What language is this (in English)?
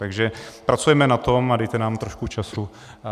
Czech